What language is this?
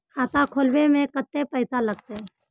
Magahi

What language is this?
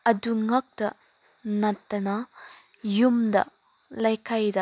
Manipuri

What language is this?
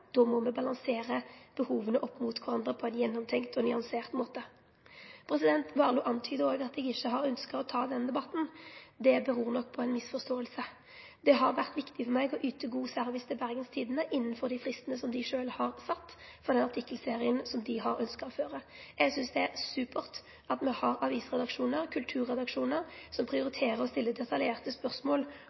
Norwegian Nynorsk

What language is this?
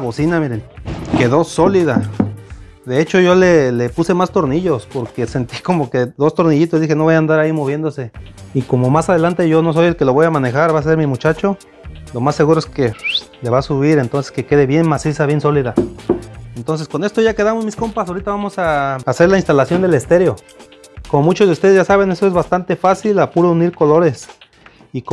Spanish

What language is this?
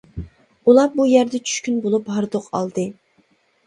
Uyghur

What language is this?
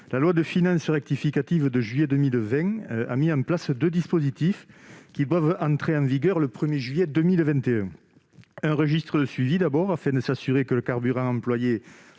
French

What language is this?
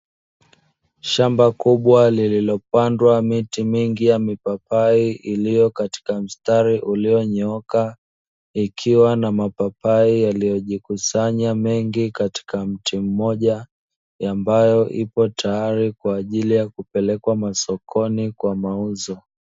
Swahili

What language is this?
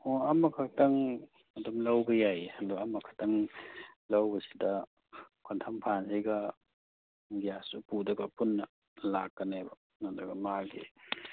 Manipuri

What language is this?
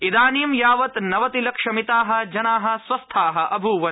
Sanskrit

